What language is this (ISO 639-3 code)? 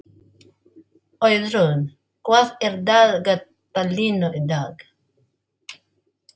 isl